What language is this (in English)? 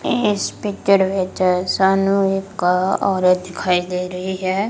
Punjabi